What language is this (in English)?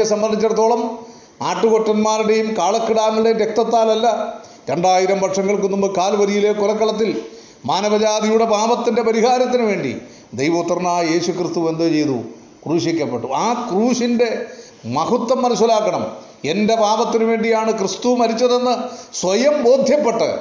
Malayalam